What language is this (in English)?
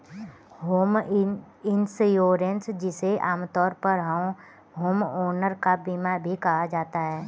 Hindi